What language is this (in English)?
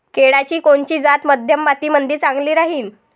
Marathi